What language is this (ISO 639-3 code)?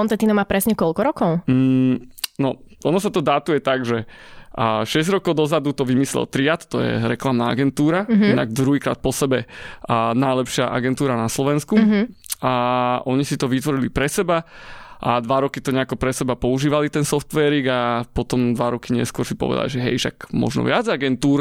slk